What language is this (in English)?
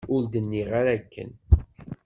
Kabyle